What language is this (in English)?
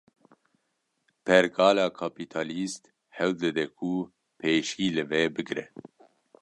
Kurdish